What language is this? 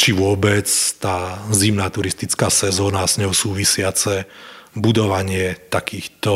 Slovak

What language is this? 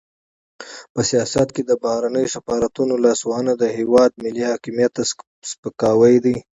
Pashto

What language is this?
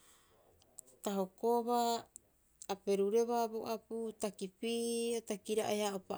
Rapoisi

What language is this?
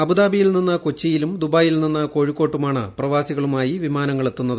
Malayalam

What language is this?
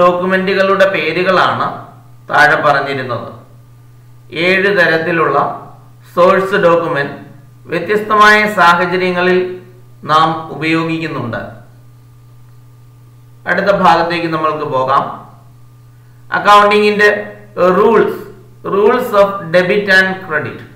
Indonesian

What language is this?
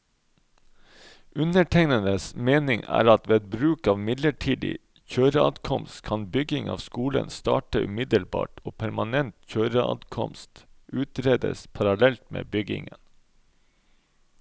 Norwegian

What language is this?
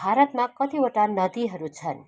Nepali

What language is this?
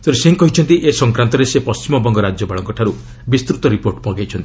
Odia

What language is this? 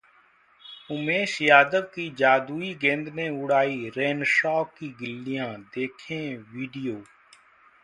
Hindi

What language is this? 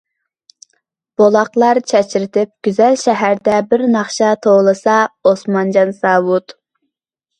Uyghur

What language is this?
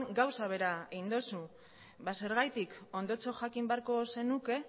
Basque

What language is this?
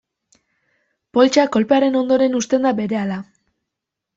Basque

